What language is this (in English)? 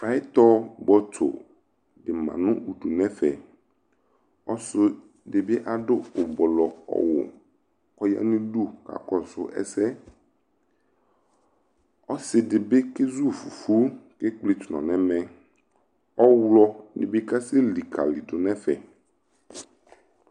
Ikposo